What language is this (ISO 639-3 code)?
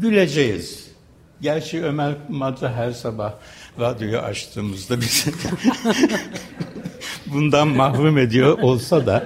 tur